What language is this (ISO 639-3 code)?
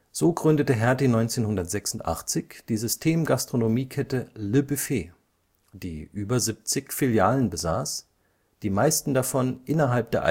deu